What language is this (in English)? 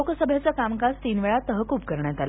Marathi